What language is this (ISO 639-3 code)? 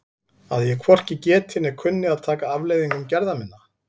isl